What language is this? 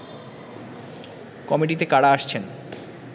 Bangla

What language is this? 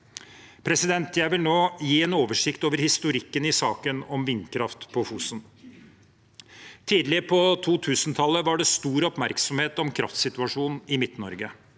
Norwegian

